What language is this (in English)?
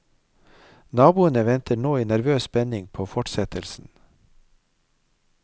Norwegian